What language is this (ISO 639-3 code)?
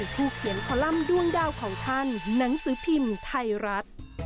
tha